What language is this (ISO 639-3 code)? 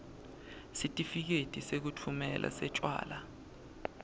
ssw